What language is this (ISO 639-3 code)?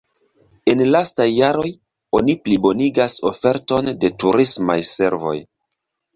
epo